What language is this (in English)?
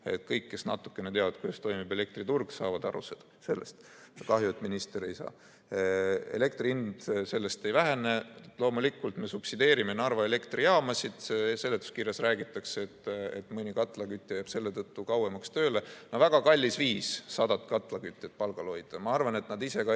Estonian